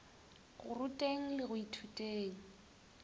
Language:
Northern Sotho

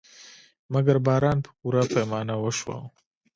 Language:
Pashto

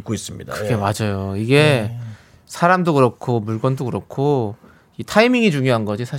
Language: Korean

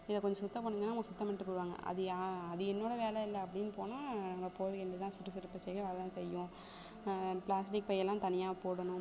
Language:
Tamil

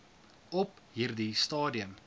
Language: Afrikaans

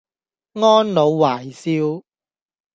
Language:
Cantonese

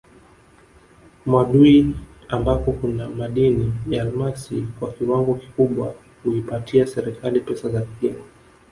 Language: Swahili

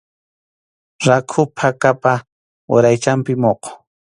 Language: Arequipa-La Unión Quechua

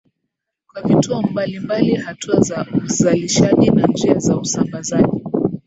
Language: Swahili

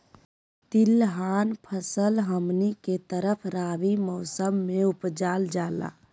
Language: Magahi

